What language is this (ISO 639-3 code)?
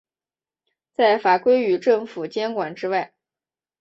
zho